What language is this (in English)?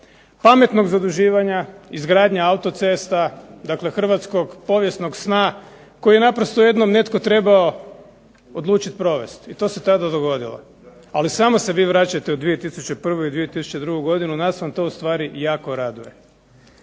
Croatian